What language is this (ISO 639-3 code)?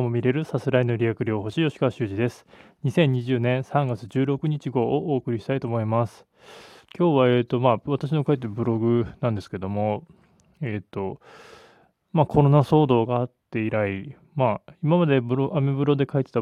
jpn